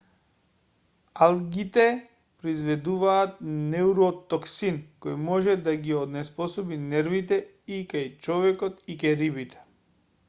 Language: Macedonian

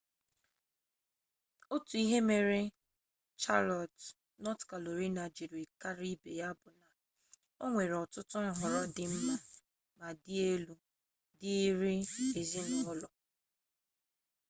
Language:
Igbo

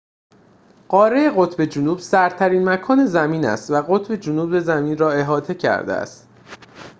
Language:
Persian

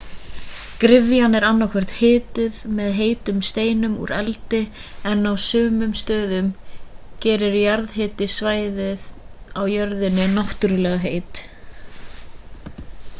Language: Icelandic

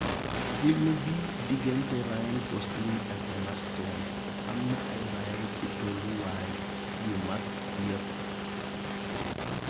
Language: Wolof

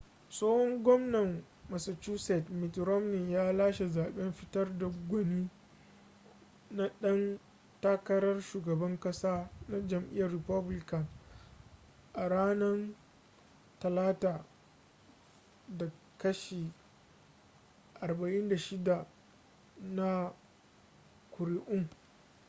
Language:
Hausa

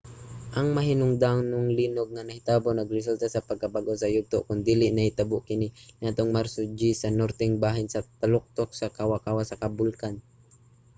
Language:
Cebuano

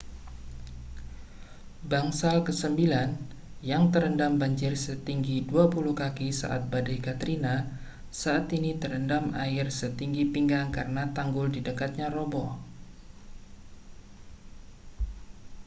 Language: Indonesian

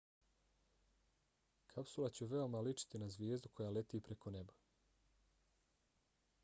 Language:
Bosnian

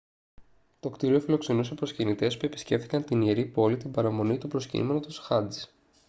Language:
Greek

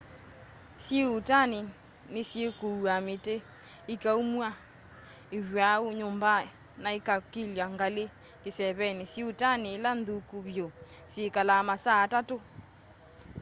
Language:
Kamba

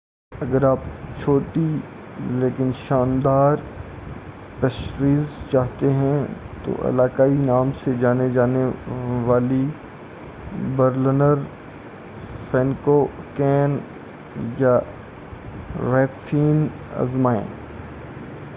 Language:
Urdu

